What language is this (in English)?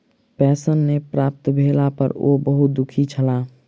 Maithili